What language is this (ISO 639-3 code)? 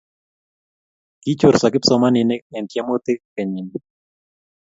kln